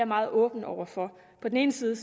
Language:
Danish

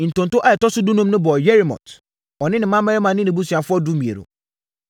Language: Akan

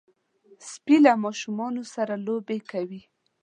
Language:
Pashto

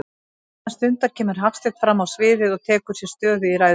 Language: Icelandic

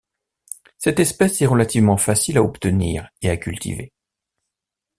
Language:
French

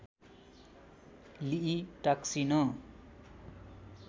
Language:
Nepali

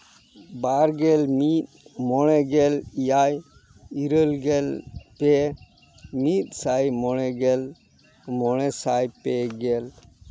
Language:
Santali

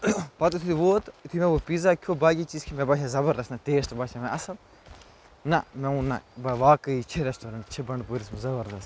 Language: Kashmiri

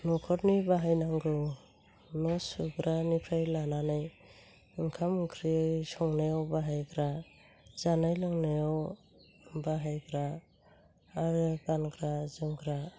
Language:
Bodo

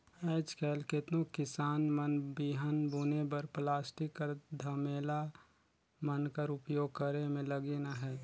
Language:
Chhattisgarhi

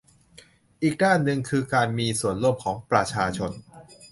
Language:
Thai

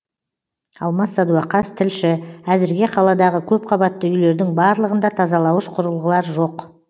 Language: Kazakh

